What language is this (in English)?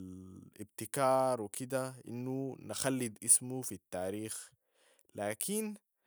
Sudanese Arabic